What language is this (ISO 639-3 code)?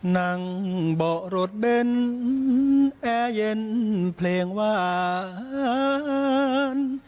tha